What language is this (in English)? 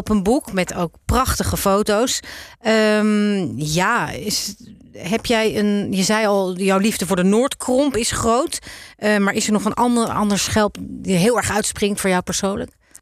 Dutch